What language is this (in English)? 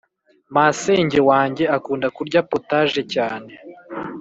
Kinyarwanda